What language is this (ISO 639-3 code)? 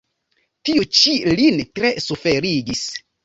epo